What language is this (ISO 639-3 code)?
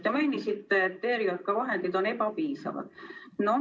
est